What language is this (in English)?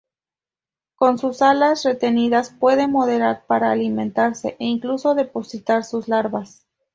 Spanish